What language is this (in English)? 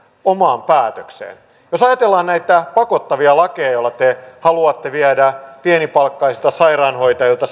Finnish